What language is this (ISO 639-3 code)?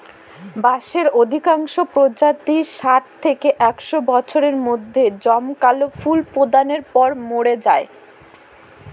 ben